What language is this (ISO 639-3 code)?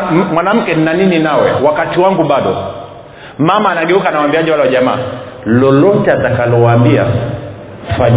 swa